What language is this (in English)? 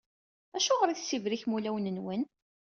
Kabyle